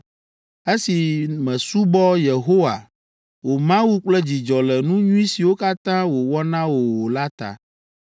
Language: Ewe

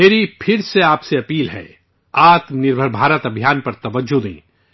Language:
Urdu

